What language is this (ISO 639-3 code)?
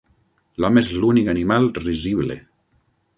cat